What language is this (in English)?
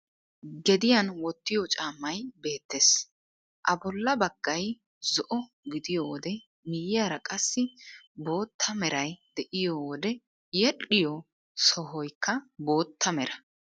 Wolaytta